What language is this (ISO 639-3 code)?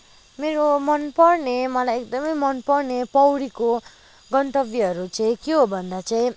nep